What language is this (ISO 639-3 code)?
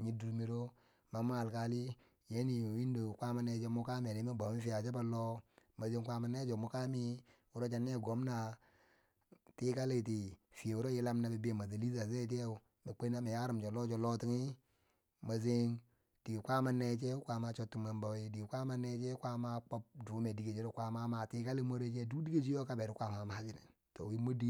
bsj